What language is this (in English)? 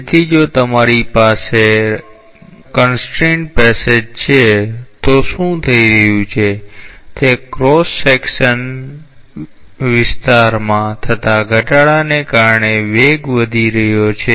Gujarati